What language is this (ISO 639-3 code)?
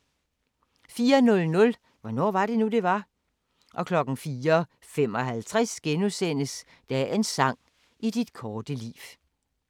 dan